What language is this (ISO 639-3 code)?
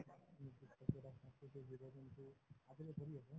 asm